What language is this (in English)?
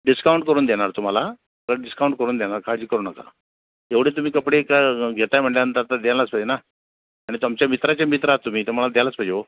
Marathi